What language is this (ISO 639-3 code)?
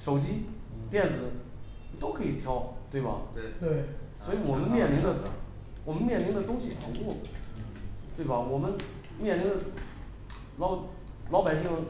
zho